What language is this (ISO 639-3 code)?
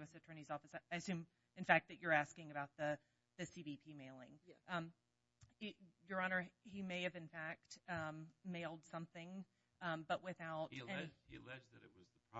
eng